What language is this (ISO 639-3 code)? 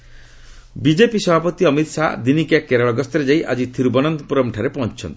ori